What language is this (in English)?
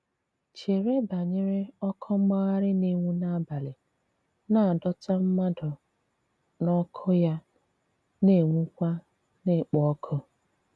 Igbo